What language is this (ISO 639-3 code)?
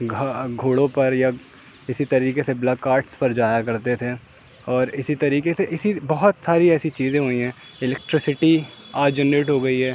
urd